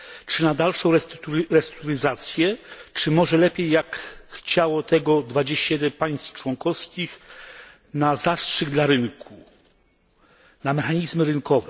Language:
Polish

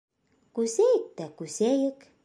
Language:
Bashkir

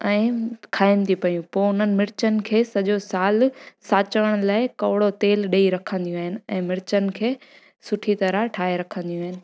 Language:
Sindhi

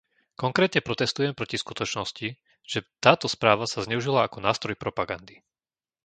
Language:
Slovak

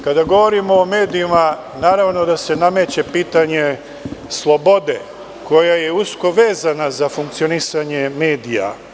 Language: Serbian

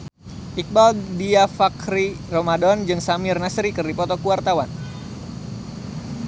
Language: Sundanese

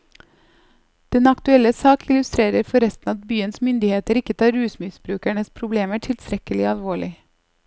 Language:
Norwegian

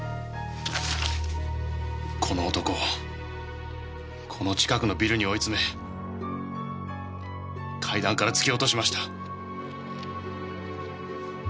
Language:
Japanese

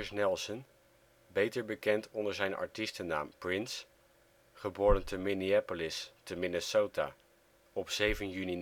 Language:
Dutch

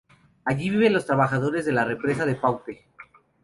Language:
Spanish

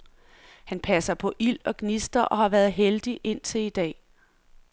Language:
Danish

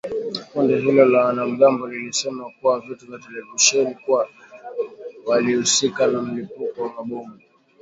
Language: Swahili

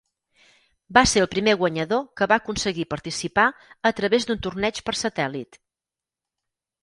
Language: Catalan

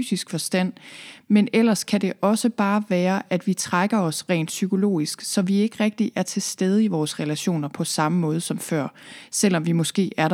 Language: Danish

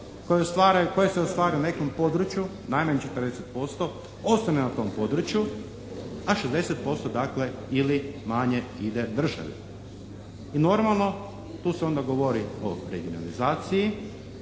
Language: Croatian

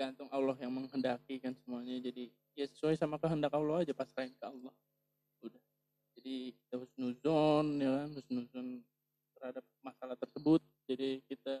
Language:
Indonesian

